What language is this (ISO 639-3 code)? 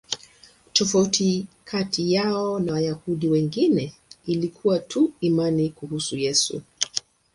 swa